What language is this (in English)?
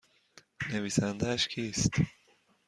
Persian